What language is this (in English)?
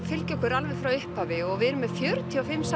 Icelandic